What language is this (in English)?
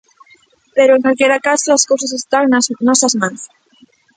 Galician